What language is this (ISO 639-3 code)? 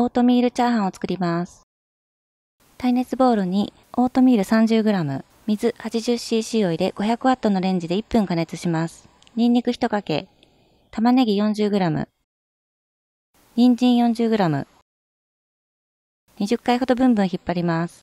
jpn